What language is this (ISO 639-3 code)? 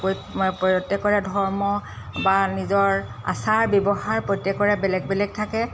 asm